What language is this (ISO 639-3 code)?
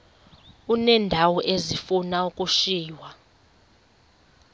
xho